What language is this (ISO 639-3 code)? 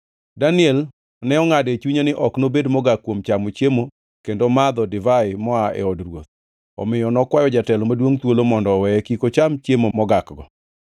luo